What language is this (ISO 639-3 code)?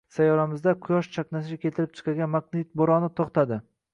uzb